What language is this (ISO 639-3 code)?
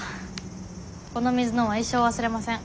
jpn